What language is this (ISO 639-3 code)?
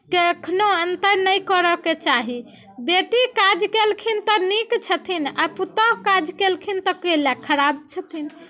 mai